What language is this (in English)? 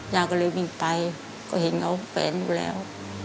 Thai